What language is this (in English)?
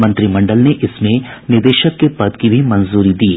Hindi